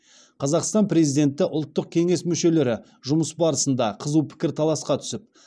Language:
Kazakh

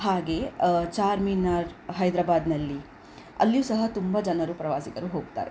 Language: Kannada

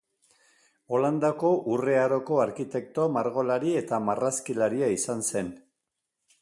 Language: Basque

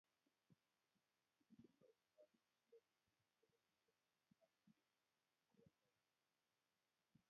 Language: Kalenjin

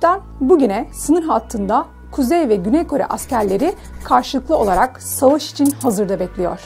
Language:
Turkish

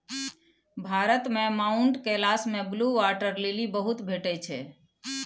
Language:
Maithili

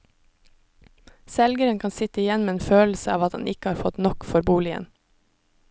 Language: Norwegian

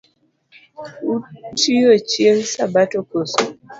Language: Luo (Kenya and Tanzania)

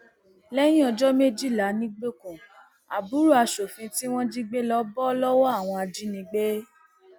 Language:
Yoruba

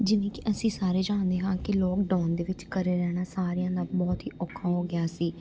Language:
Punjabi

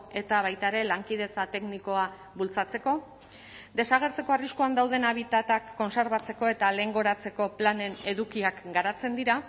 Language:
Basque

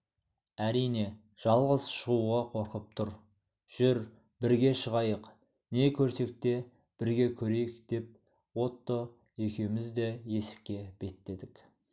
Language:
Kazakh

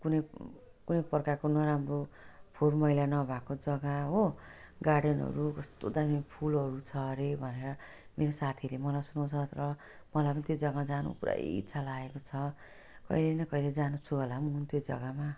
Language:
Nepali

